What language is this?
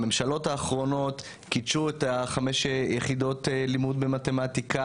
Hebrew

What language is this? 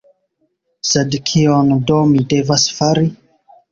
Esperanto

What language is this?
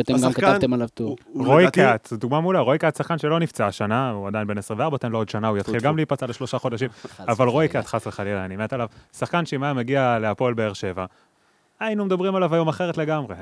Hebrew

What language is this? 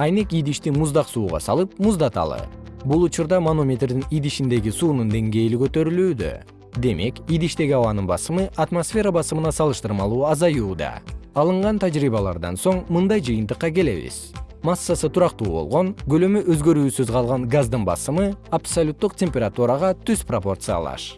Kyrgyz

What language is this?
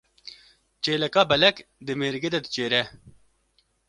Kurdish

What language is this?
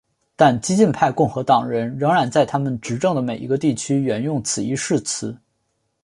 Chinese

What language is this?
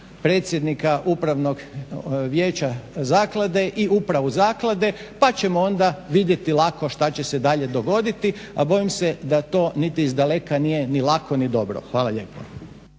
Croatian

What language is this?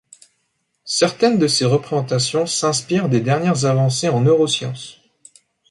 French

